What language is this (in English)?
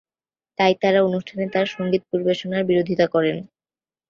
Bangla